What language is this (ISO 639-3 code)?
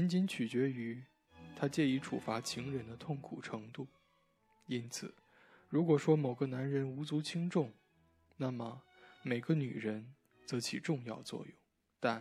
zho